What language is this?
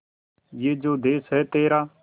Hindi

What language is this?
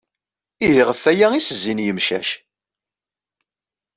Kabyle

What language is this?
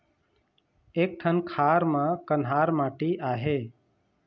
Chhattisgarhi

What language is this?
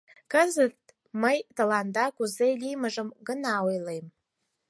Mari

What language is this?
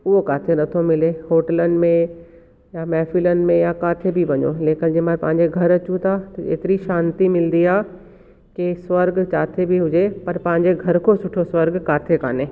Sindhi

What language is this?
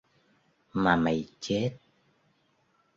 Vietnamese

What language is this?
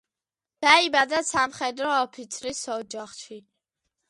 Georgian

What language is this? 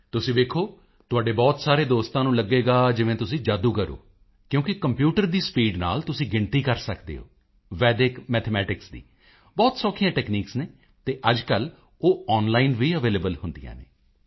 Punjabi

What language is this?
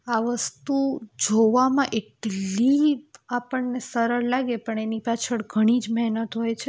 Gujarati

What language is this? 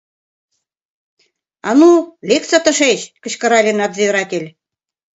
Mari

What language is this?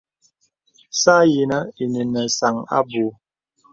Bebele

